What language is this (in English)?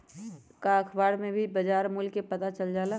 Magahi